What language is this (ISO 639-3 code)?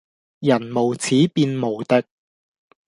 yue